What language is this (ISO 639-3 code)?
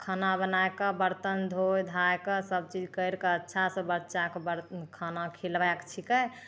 mai